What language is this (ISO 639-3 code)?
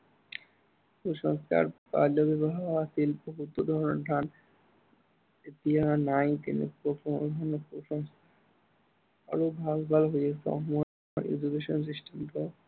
asm